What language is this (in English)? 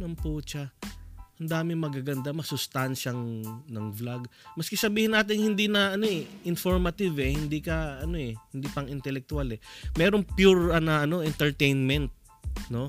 Filipino